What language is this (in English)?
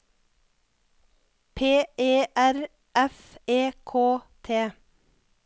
Norwegian